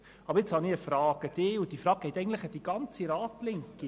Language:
Swiss German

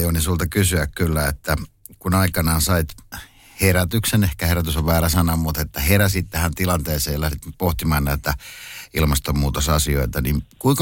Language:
Finnish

